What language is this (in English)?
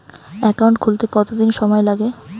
Bangla